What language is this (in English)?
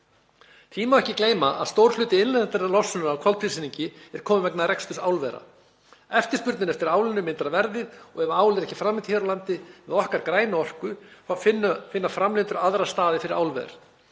Icelandic